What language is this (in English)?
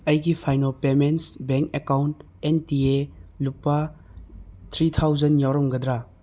Manipuri